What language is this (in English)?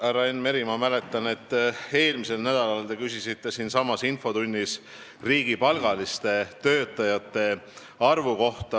Estonian